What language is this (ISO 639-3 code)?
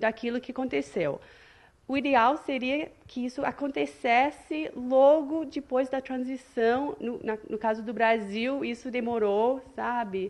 por